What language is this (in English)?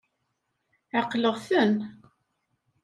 Kabyle